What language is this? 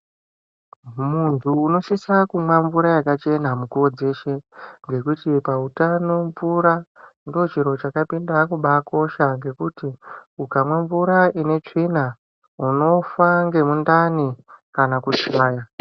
Ndau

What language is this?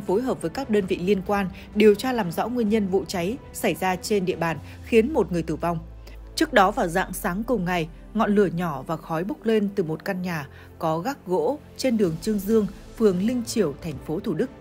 Vietnamese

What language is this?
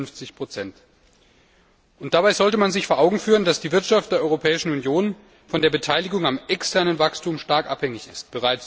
German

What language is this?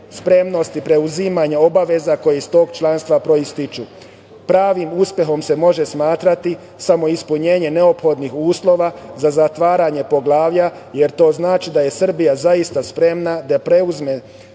Serbian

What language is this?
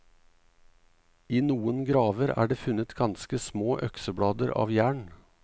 Norwegian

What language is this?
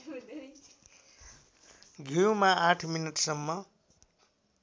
Nepali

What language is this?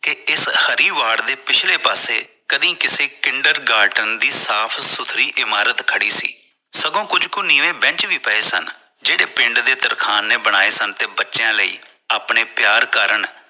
Punjabi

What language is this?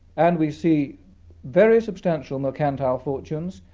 English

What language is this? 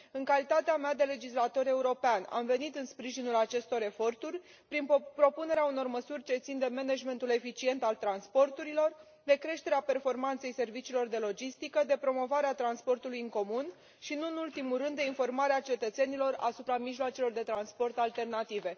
Romanian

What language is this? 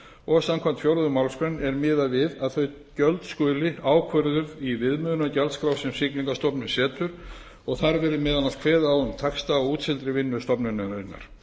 Icelandic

